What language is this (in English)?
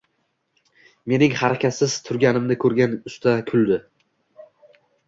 Uzbek